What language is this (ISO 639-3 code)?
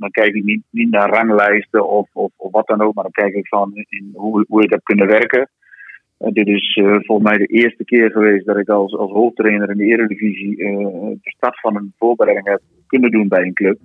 nld